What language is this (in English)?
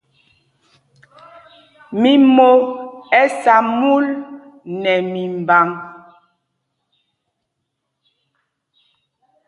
Mpumpong